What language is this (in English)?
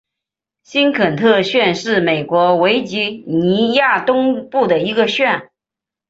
Chinese